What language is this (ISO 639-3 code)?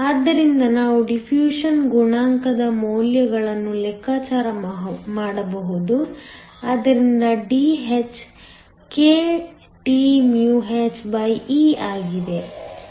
kan